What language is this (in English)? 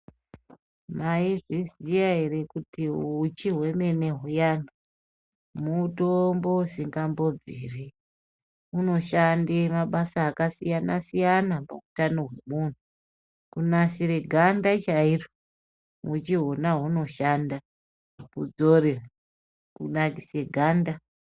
Ndau